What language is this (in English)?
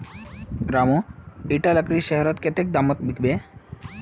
Magahi